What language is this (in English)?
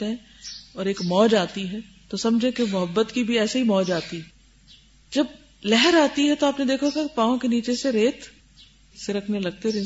Urdu